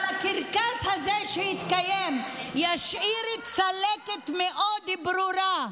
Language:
Hebrew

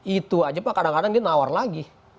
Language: Indonesian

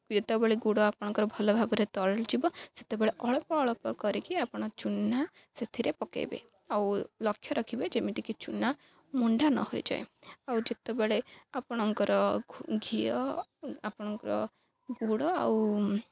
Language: Odia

